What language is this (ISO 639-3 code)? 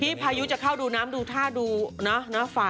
tha